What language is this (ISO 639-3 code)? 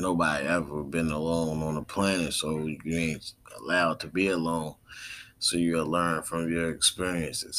eng